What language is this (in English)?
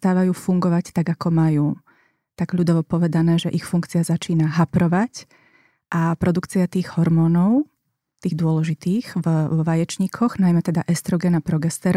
Slovak